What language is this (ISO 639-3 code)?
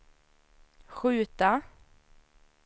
swe